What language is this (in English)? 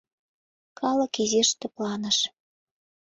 Mari